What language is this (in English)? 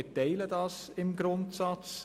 Swiss German